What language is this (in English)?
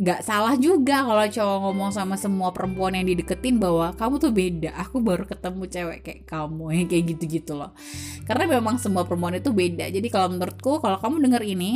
Indonesian